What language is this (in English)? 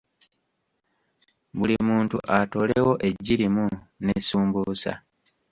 Ganda